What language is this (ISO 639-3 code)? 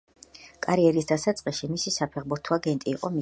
kat